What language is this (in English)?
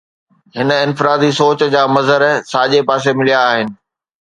Sindhi